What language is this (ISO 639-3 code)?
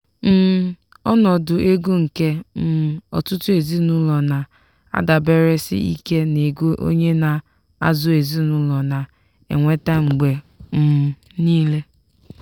ibo